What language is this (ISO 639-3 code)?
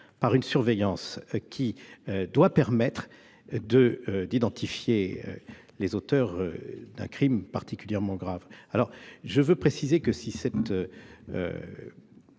fra